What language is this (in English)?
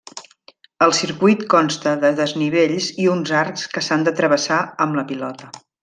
Catalan